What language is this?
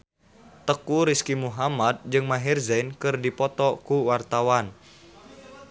Sundanese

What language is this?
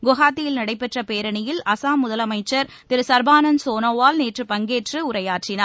Tamil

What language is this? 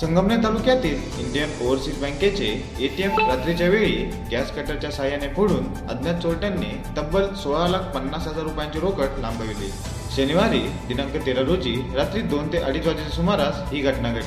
Marathi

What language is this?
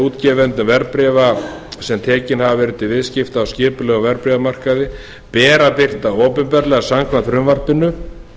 Icelandic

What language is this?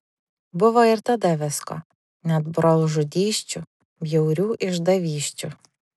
Lithuanian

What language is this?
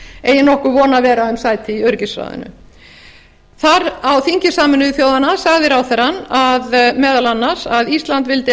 Icelandic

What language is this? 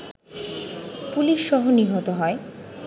Bangla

